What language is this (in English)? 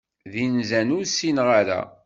Kabyle